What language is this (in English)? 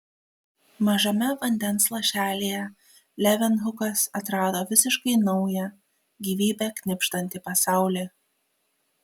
Lithuanian